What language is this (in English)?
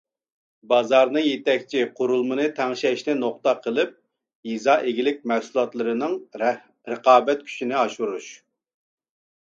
Uyghur